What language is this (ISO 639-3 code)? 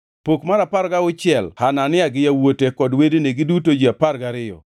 luo